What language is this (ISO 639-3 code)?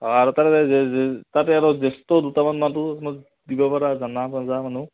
asm